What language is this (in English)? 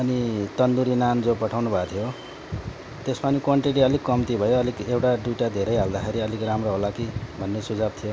Nepali